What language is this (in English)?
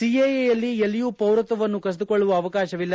Kannada